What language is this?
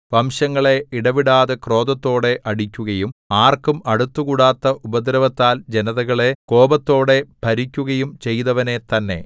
Malayalam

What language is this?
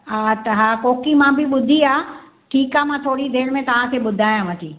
Sindhi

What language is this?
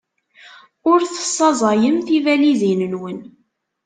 Kabyle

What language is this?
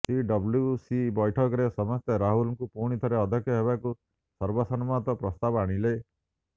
Odia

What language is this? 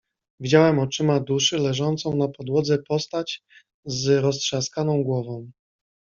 Polish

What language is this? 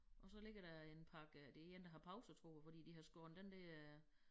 Danish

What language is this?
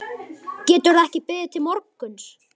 Icelandic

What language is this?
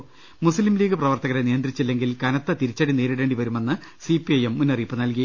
Malayalam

